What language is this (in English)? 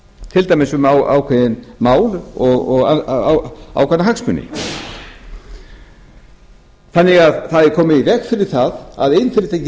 Icelandic